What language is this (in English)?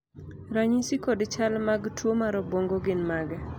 Luo (Kenya and Tanzania)